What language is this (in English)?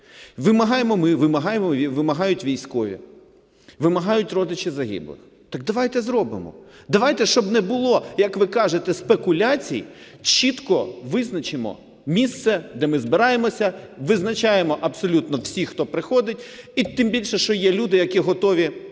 Ukrainian